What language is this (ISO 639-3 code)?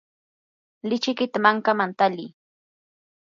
qur